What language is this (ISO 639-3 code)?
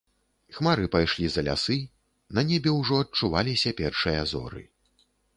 bel